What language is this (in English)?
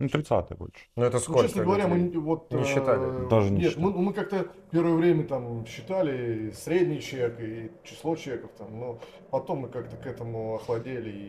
Russian